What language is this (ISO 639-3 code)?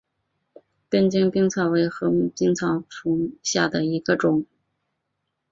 zho